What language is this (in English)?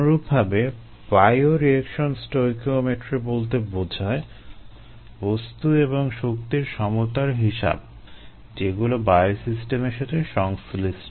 Bangla